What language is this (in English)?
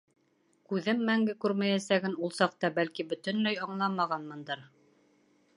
Bashkir